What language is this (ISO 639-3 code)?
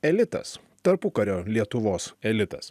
lit